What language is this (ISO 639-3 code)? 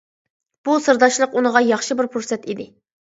uig